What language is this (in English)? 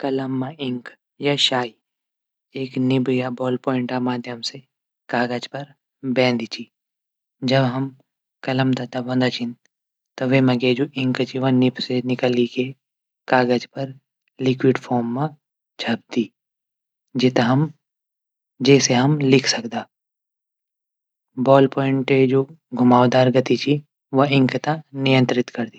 Garhwali